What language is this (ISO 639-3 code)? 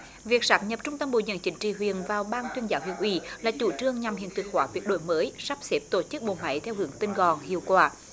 vie